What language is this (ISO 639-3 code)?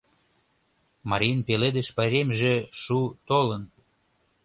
chm